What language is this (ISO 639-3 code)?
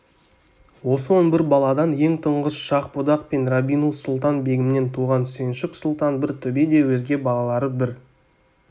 kaz